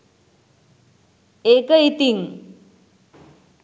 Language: Sinhala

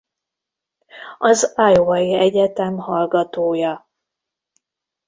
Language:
Hungarian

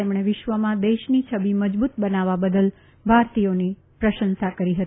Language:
Gujarati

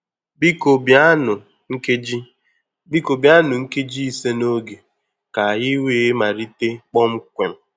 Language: Igbo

